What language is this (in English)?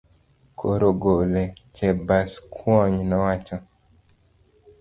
Luo (Kenya and Tanzania)